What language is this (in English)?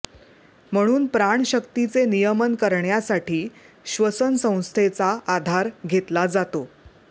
Marathi